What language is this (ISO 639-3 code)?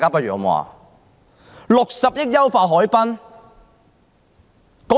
yue